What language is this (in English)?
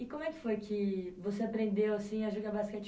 Portuguese